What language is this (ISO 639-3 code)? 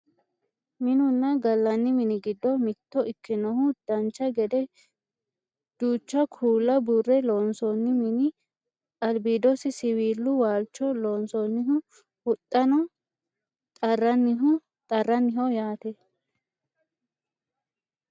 sid